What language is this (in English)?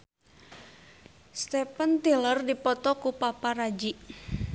Sundanese